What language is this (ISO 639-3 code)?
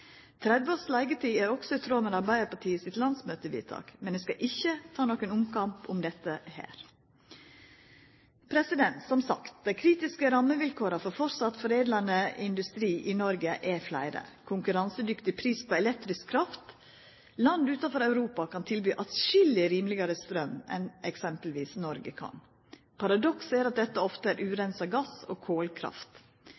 nno